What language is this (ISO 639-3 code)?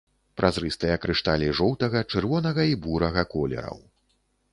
bel